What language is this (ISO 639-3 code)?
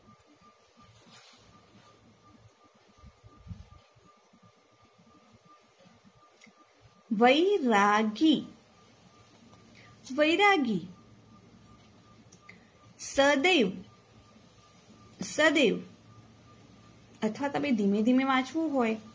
guj